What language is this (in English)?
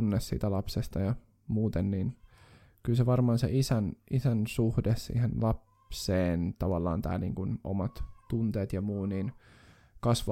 Finnish